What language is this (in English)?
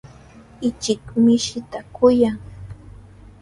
Sihuas Ancash Quechua